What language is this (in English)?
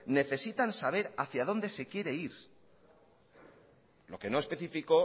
Spanish